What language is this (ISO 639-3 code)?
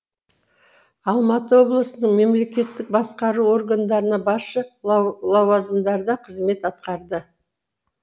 kaz